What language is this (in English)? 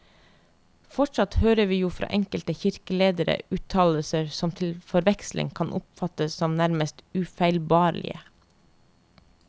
Norwegian